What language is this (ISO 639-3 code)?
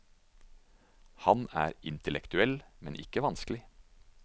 nor